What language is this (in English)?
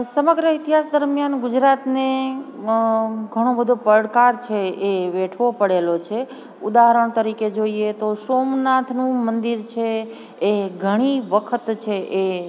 Gujarati